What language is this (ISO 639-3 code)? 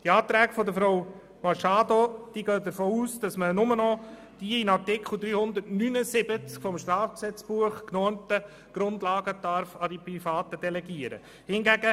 gsw